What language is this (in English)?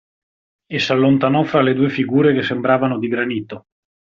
Italian